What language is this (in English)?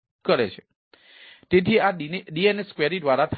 Gujarati